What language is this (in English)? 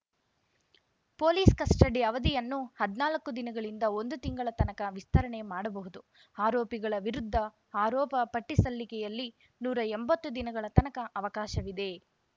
Kannada